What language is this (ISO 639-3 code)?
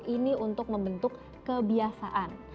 ind